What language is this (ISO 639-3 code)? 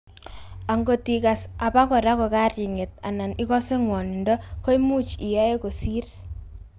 kln